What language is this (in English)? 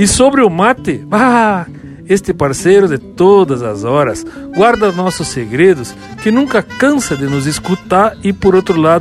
Portuguese